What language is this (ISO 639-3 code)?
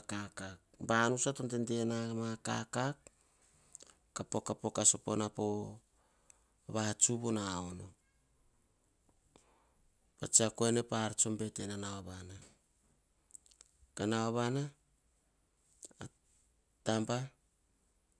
hah